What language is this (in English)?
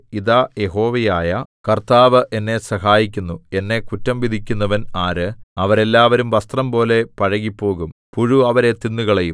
Malayalam